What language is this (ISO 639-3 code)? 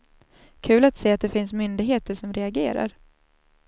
swe